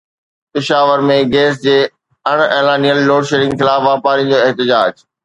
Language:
Sindhi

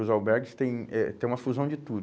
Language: Portuguese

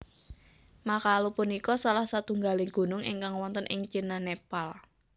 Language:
Javanese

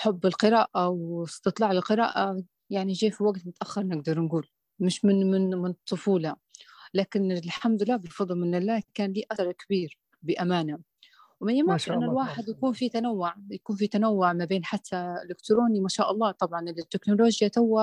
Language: Arabic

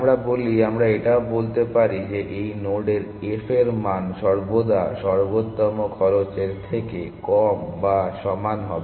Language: Bangla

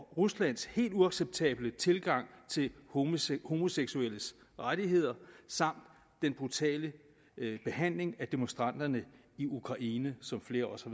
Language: Danish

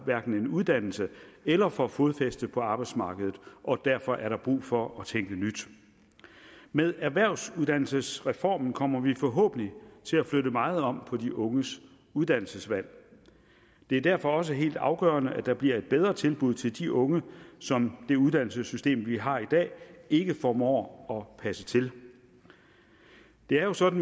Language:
Danish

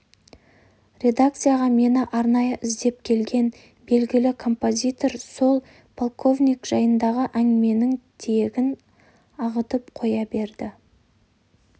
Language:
Kazakh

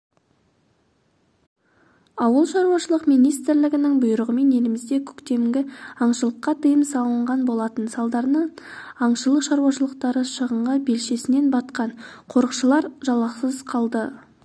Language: Kazakh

